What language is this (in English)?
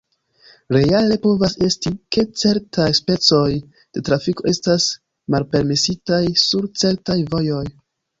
Esperanto